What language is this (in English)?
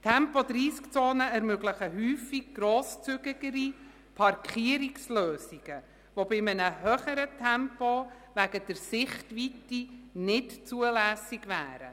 Swiss German